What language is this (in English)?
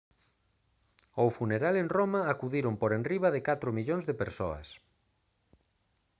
Galician